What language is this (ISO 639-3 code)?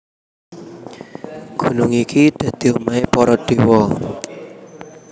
jav